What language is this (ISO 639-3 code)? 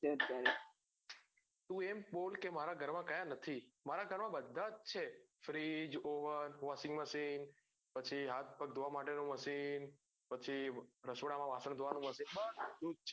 guj